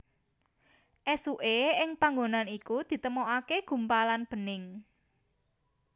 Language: Javanese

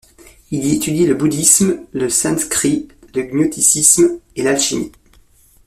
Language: French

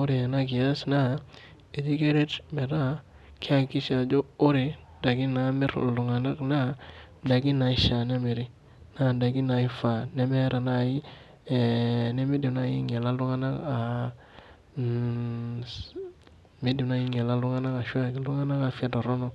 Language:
Masai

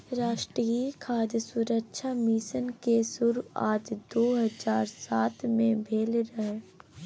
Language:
Maithili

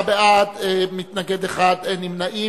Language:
Hebrew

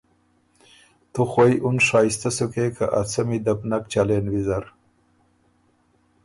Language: Ormuri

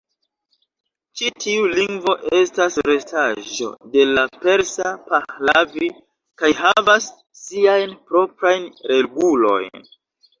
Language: Esperanto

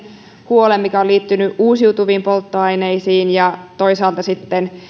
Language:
Finnish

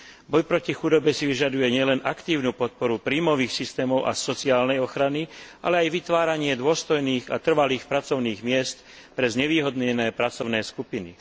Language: Slovak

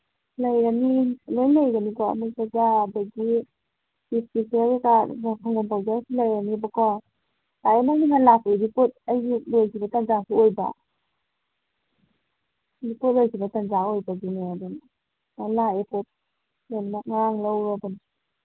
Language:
Manipuri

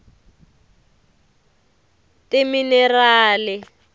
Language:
Tsonga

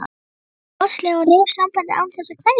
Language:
Icelandic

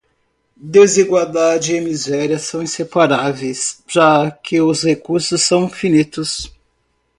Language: Portuguese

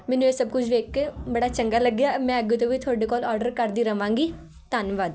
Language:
Punjabi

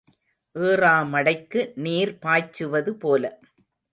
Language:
Tamil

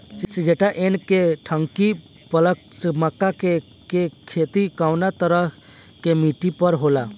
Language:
Bhojpuri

